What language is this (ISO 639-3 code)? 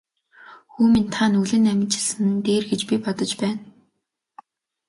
mon